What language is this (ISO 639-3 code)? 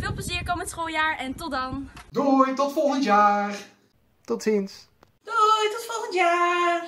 nld